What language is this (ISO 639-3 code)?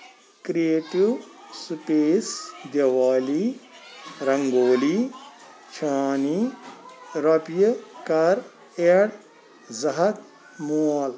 kas